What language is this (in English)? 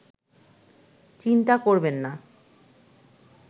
Bangla